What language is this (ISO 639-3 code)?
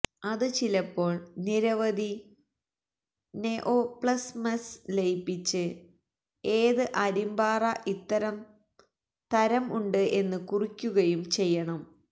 mal